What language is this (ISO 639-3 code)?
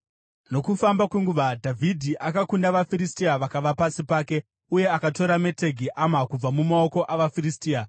sna